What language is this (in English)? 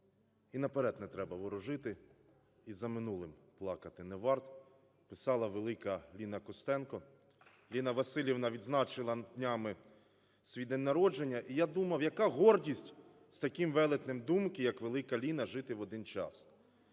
Ukrainian